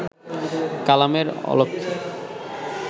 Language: Bangla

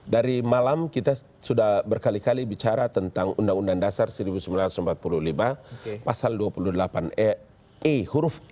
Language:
Indonesian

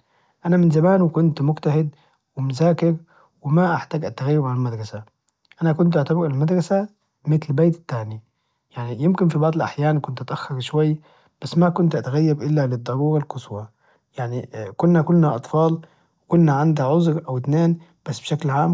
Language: Najdi Arabic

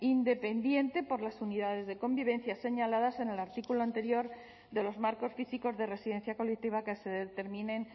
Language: Spanish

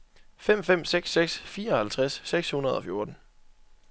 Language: Danish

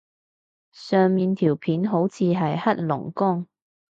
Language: Cantonese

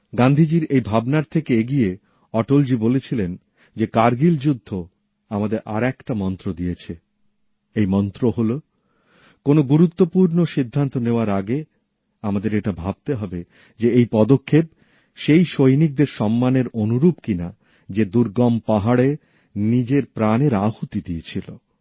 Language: Bangla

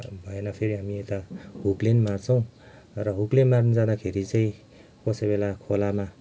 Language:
Nepali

